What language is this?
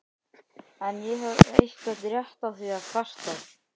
Icelandic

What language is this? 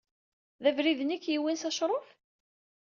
Kabyle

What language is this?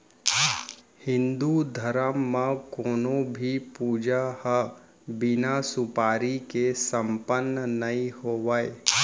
Chhattisgarhi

